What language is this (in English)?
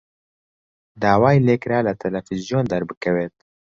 Central Kurdish